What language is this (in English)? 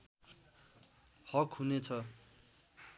Nepali